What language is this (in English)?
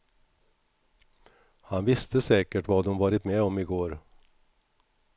Swedish